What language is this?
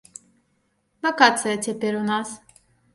Belarusian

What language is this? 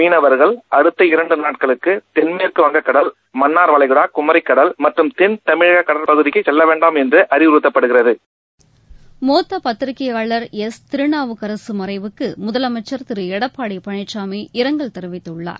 Tamil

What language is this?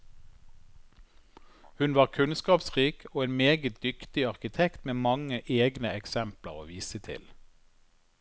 Norwegian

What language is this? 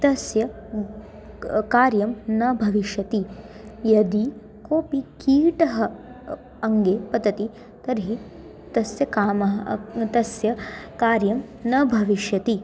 Sanskrit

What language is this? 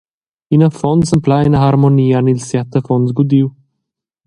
Romansh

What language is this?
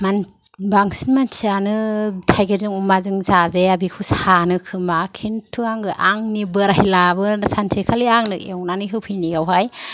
Bodo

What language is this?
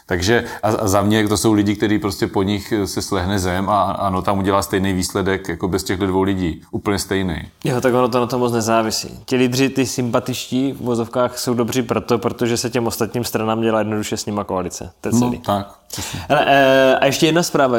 Czech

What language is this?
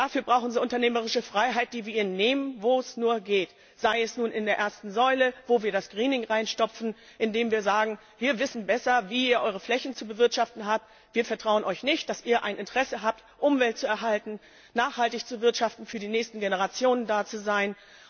German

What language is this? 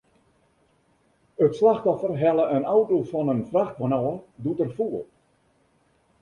Western Frisian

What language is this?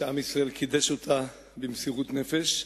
Hebrew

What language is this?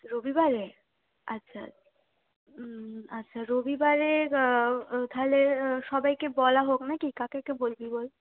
Bangla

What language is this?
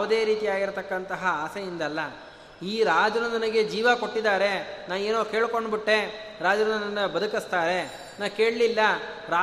Kannada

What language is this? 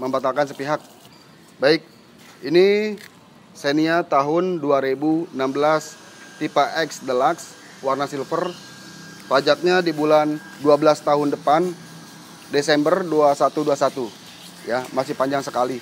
Indonesian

